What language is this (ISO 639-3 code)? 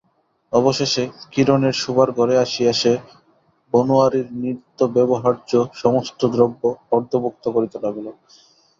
ben